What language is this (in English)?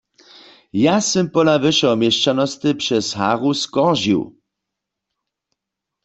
Upper Sorbian